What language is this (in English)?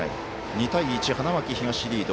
Japanese